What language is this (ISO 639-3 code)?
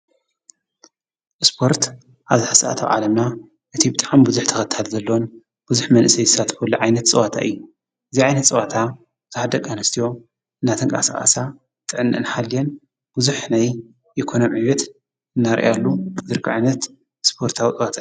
tir